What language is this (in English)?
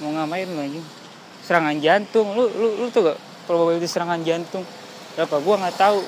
Indonesian